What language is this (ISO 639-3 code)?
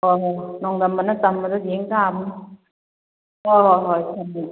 mni